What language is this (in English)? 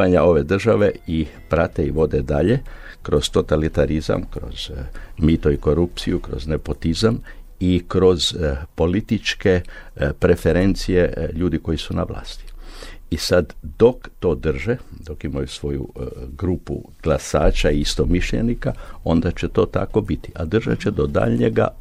Croatian